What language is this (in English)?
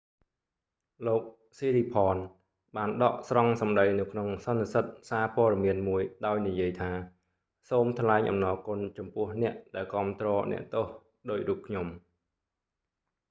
Khmer